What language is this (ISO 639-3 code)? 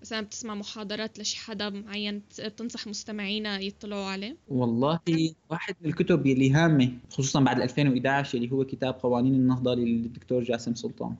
ara